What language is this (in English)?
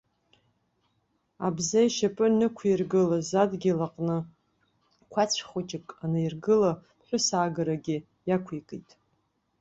Abkhazian